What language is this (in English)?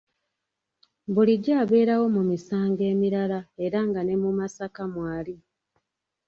Ganda